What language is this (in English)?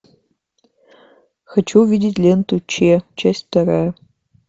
Russian